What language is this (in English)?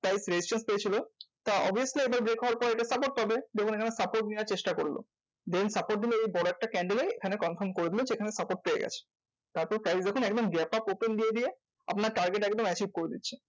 Bangla